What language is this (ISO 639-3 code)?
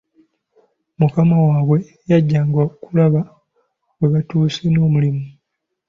lug